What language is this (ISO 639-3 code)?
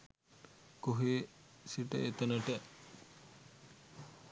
sin